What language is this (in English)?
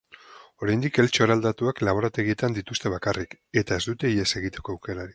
Basque